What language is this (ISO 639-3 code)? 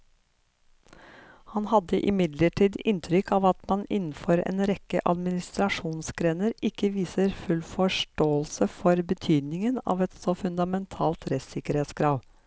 nor